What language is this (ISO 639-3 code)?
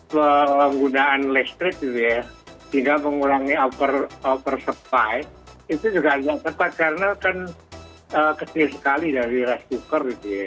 ind